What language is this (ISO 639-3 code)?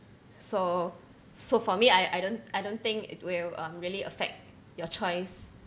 eng